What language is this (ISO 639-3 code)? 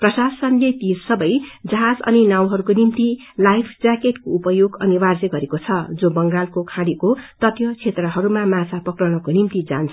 nep